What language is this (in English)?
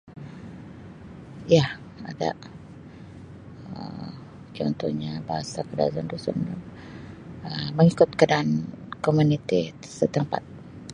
Sabah Malay